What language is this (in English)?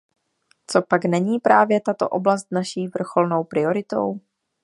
Czech